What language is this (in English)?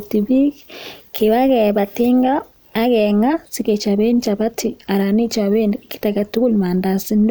Kalenjin